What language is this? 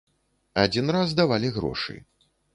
Belarusian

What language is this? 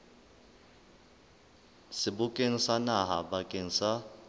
Southern Sotho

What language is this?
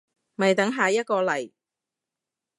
Cantonese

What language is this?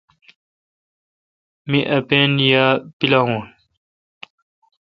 Kalkoti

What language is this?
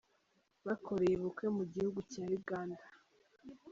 Kinyarwanda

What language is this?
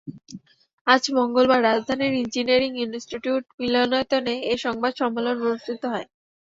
Bangla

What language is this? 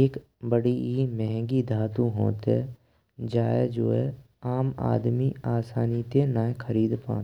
Braj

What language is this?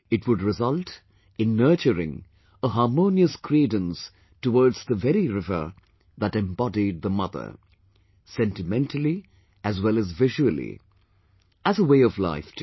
English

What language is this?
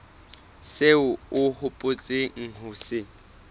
Southern Sotho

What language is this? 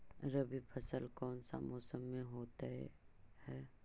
Magahi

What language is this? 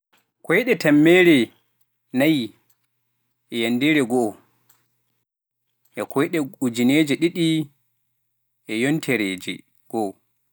Pular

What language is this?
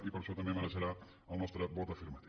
Catalan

